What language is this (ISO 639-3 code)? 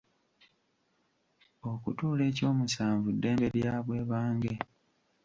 lug